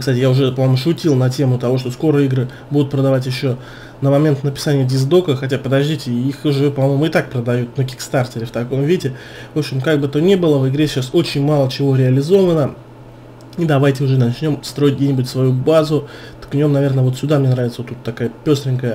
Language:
Russian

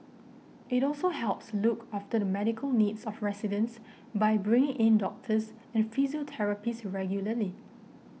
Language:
English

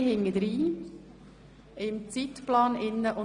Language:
Swiss German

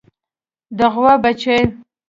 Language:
Pashto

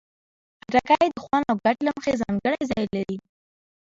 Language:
Pashto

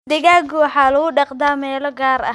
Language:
Somali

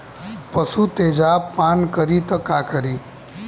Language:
Bhojpuri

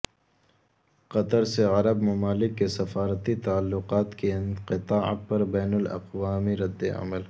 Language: Urdu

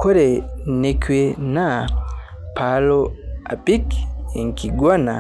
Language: Masai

